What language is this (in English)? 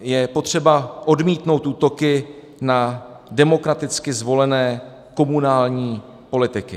Czech